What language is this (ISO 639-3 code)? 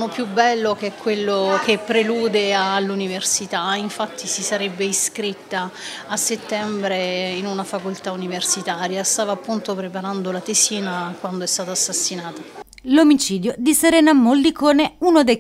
ita